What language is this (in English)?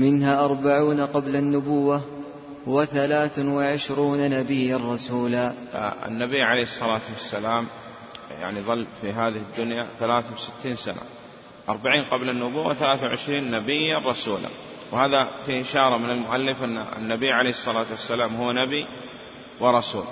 Arabic